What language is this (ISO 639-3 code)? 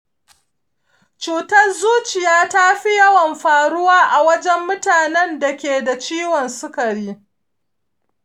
hau